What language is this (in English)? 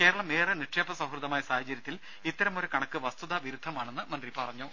Malayalam